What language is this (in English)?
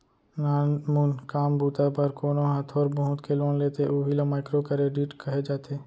Chhattisgarhi